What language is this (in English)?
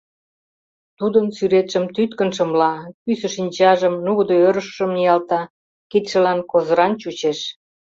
Mari